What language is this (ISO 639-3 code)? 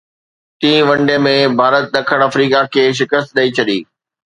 snd